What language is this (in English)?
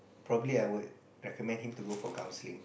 English